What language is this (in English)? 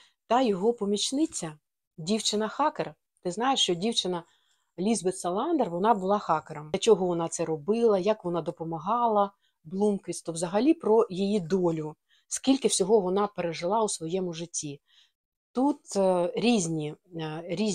Ukrainian